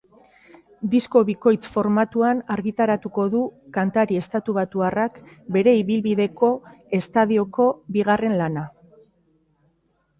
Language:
Basque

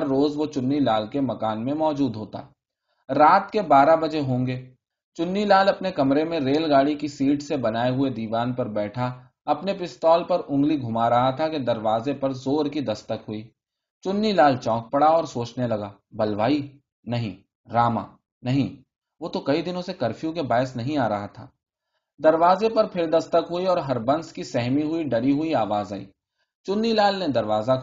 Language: Urdu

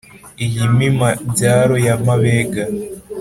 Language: Kinyarwanda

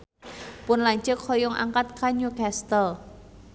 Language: Sundanese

